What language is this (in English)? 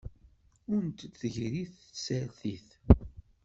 Kabyle